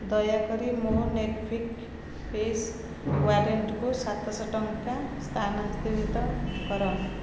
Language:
Odia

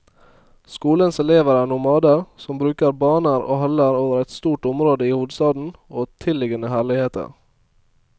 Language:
Norwegian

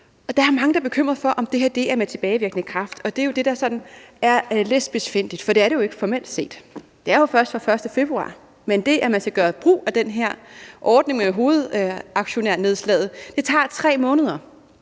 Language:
Danish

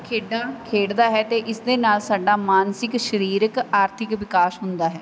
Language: Punjabi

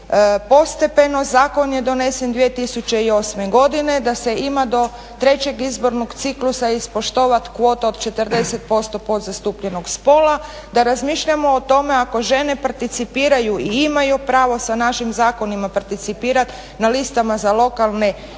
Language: Croatian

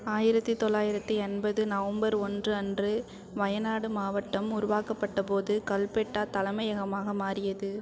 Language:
Tamil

